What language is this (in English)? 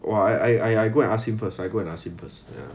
English